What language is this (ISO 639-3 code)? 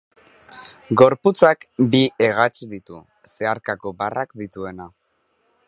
eus